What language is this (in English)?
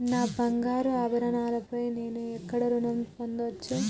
Telugu